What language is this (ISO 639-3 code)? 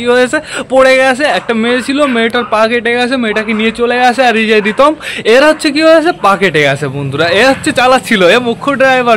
ben